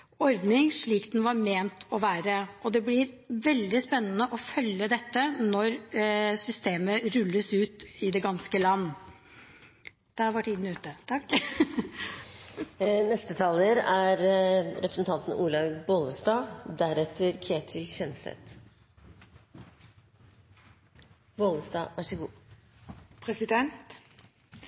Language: Norwegian Bokmål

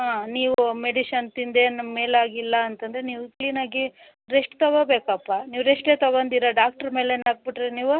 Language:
Kannada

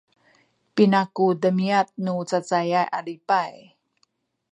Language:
Sakizaya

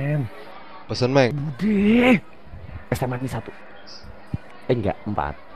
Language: Indonesian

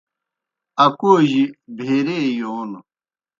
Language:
Kohistani Shina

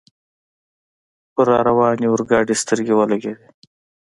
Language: Pashto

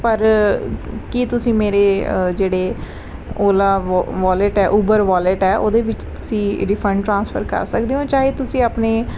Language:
Punjabi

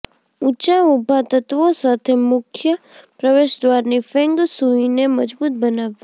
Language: Gujarati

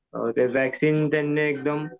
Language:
Marathi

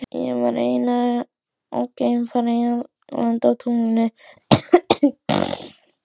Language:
Icelandic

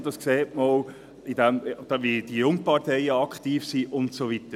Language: Swiss German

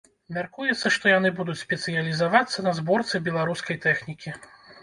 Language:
Belarusian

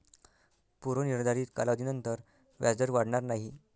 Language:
Marathi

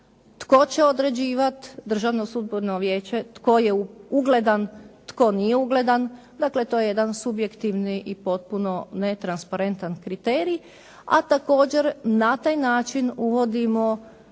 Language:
Croatian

